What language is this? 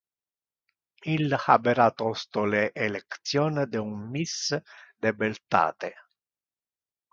Interlingua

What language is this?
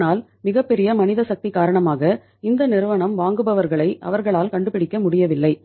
Tamil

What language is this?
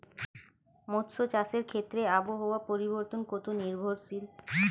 Bangla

